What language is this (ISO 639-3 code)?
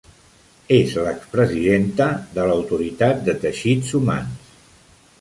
cat